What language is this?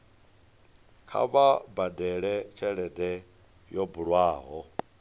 Venda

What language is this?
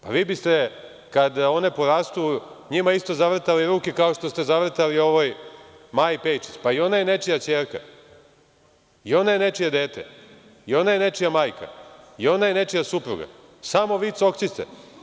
Serbian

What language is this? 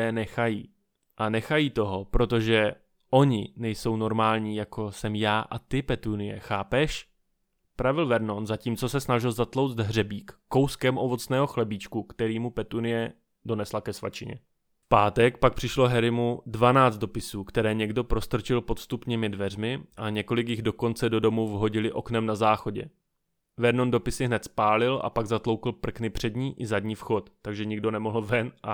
Czech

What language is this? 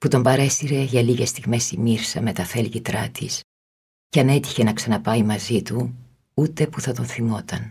Greek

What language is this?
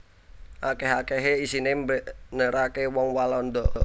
Javanese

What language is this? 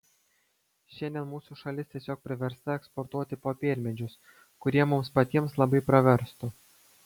Lithuanian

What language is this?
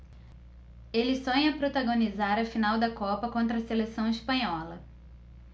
Portuguese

